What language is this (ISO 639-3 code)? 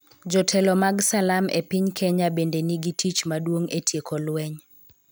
luo